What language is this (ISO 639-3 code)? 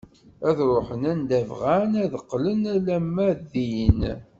kab